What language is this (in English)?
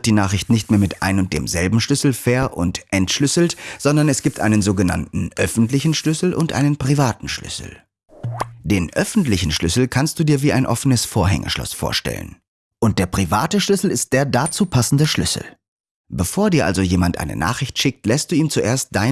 German